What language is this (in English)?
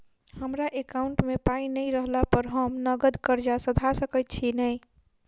Maithili